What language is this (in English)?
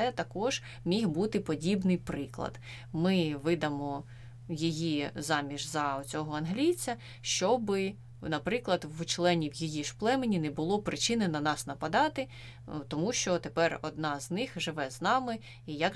Ukrainian